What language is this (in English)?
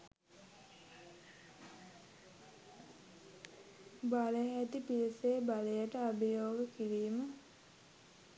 Sinhala